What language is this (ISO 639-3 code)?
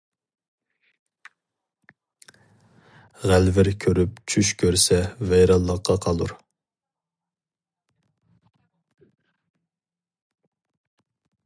uig